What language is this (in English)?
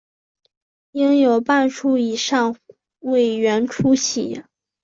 Chinese